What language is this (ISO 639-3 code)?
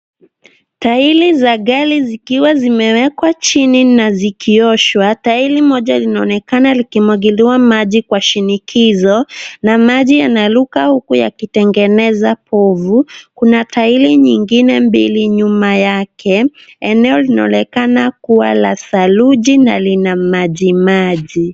swa